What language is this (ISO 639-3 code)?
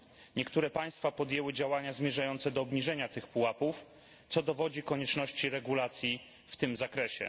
pol